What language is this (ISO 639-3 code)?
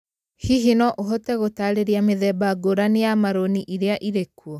kik